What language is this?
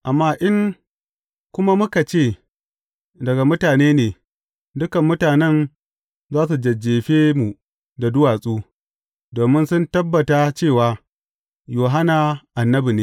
Hausa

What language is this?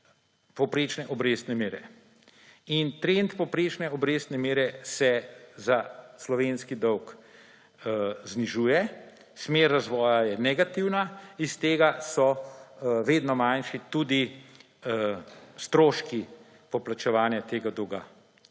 Slovenian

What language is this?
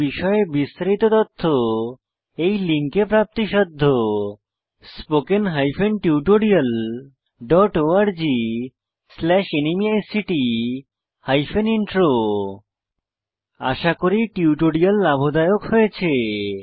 Bangla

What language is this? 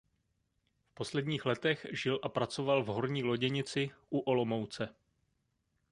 Czech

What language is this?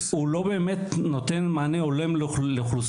Hebrew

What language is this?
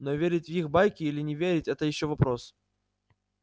Russian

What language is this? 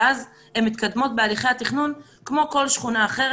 Hebrew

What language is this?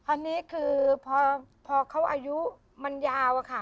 Thai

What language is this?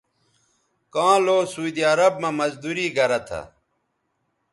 Bateri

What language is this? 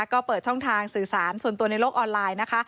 Thai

